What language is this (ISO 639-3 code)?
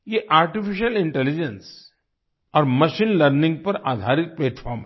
hin